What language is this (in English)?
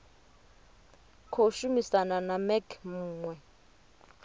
Venda